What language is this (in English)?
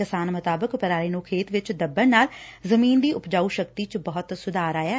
Punjabi